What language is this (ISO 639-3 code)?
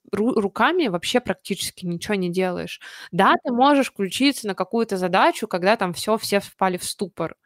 rus